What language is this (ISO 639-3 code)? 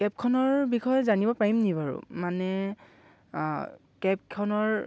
asm